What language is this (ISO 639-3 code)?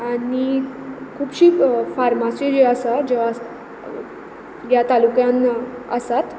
kok